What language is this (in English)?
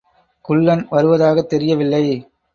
Tamil